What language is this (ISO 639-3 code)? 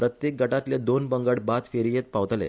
kok